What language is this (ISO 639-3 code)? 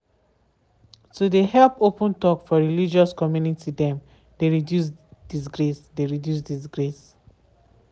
pcm